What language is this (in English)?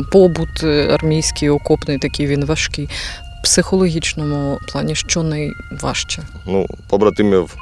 Ukrainian